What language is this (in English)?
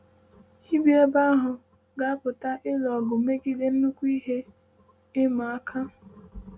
Igbo